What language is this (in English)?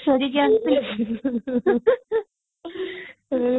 Odia